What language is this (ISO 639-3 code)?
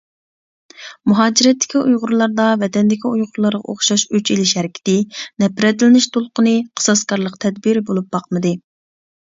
uig